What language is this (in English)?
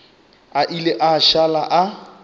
Northern Sotho